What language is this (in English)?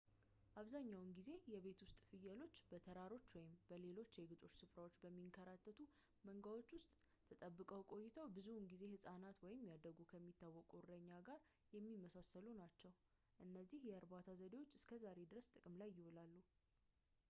Amharic